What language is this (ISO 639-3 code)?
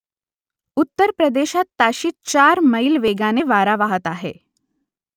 mar